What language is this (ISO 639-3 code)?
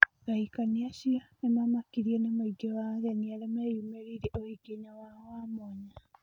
kik